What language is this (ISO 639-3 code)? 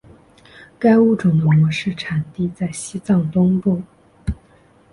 zho